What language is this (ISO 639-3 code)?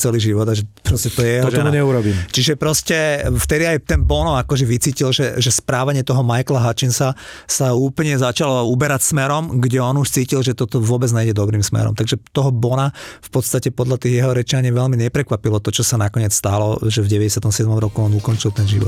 slk